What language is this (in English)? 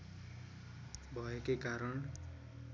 Nepali